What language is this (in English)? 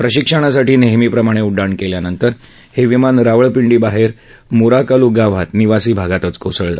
Marathi